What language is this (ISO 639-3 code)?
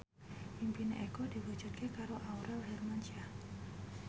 jav